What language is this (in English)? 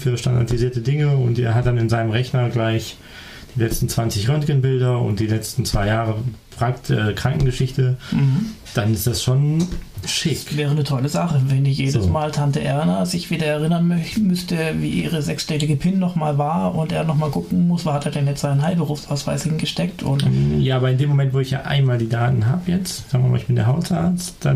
German